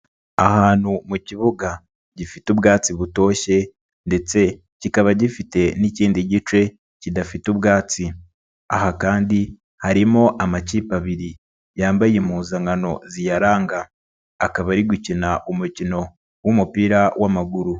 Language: Kinyarwanda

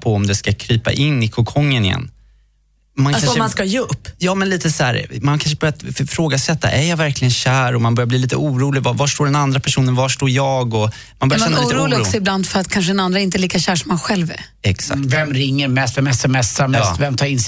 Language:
Swedish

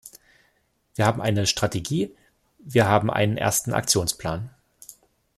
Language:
German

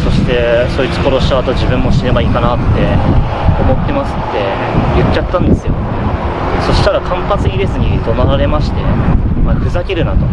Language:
Japanese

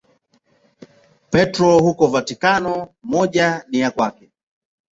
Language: Swahili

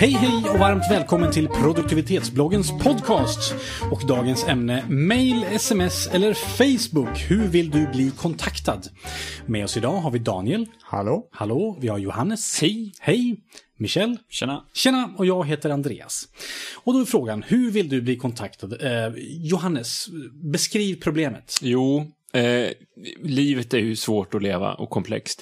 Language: Swedish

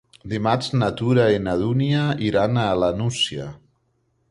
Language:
Catalan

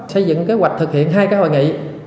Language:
Vietnamese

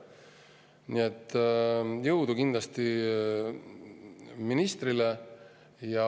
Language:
Estonian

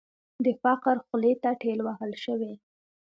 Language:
Pashto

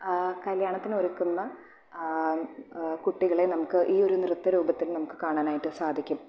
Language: Malayalam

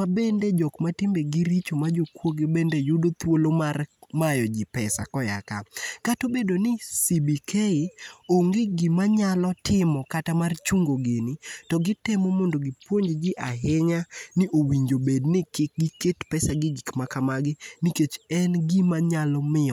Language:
Luo (Kenya and Tanzania)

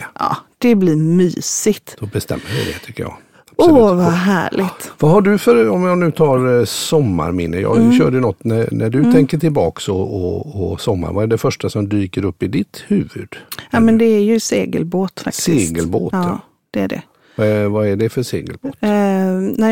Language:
Swedish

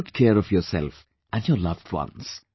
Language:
English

